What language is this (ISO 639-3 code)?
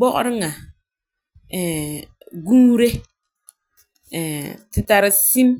gur